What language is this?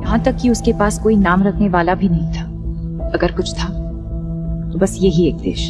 Hindi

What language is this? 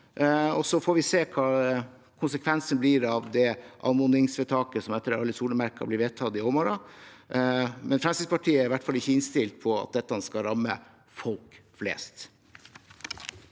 Norwegian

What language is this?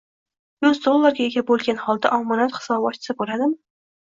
Uzbek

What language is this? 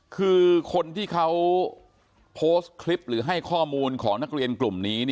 Thai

